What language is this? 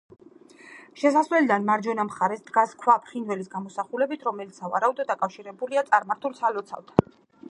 Georgian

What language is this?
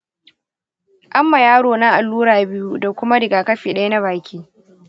Hausa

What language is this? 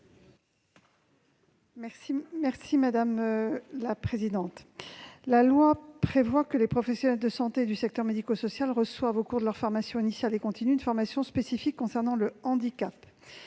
French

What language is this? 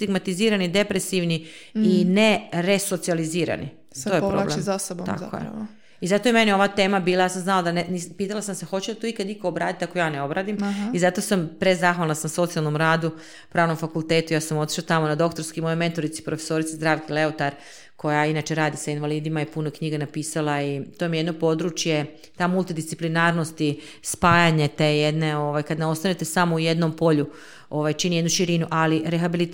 Croatian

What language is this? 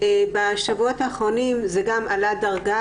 Hebrew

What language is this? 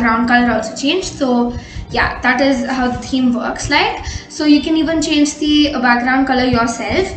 English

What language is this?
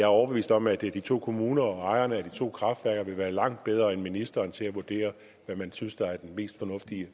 Danish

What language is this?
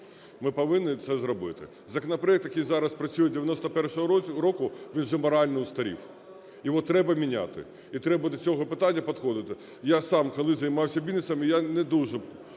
Ukrainian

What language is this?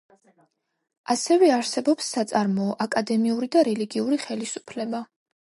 Georgian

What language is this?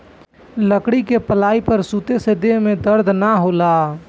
Bhojpuri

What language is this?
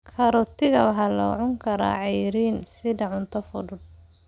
Somali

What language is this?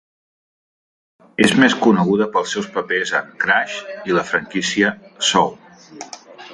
Catalan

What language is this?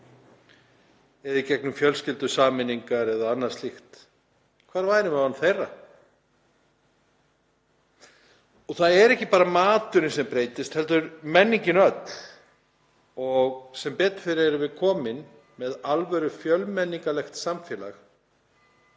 Icelandic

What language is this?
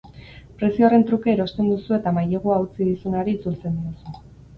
Basque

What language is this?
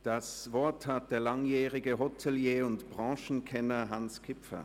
Swiss German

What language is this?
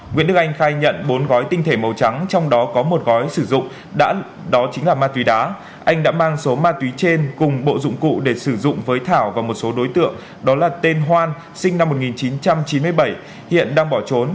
Vietnamese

